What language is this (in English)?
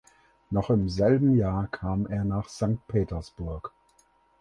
German